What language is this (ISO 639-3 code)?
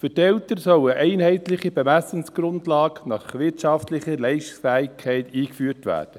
gsw